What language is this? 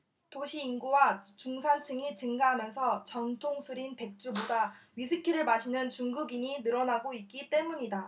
Korean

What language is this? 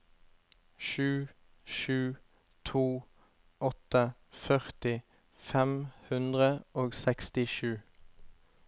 Norwegian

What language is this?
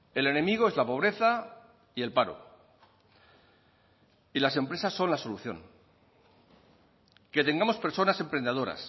Spanish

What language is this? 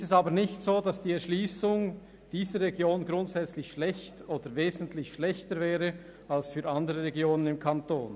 Swiss German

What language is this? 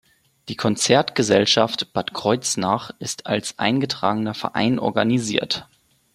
German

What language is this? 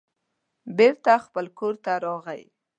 Pashto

